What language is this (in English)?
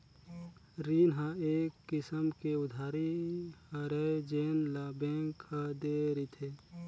Chhattisgarhi